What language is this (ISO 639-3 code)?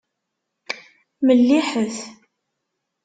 kab